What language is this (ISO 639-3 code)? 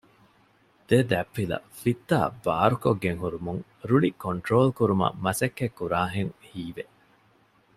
div